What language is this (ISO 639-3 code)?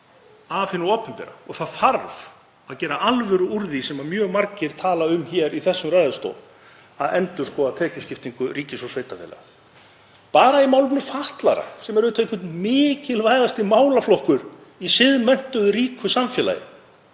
isl